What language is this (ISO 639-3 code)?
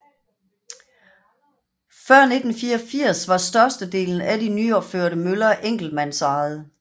dan